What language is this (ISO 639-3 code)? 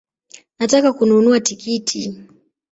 swa